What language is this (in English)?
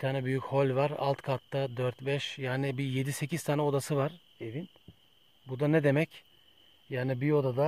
Turkish